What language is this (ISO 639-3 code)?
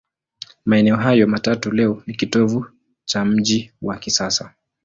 swa